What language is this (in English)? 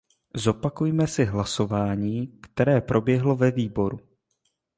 Czech